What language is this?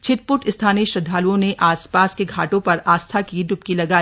Hindi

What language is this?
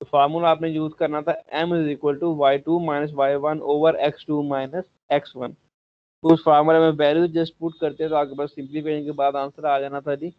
Hindi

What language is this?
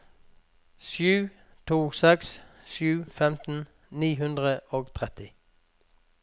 Norwegian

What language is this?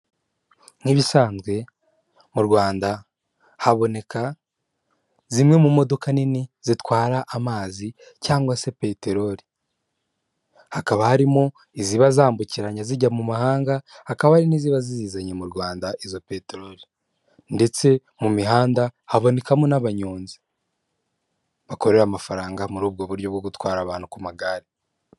Kinyarwanda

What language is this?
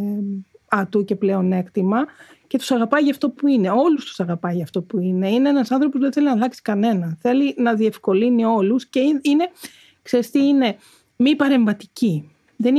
Greek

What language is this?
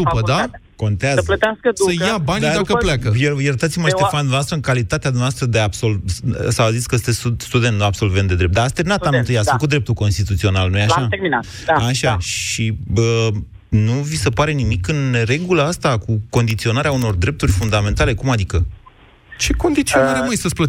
Romanian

